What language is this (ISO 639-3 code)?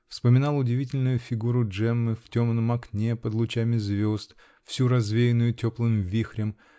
rus